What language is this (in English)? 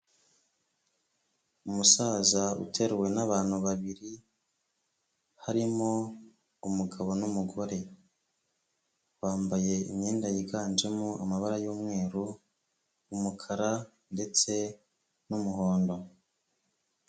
Kinyarwanda